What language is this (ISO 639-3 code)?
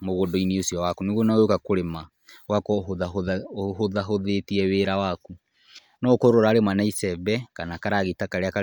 kik